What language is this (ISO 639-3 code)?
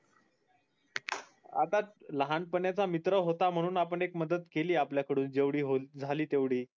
mar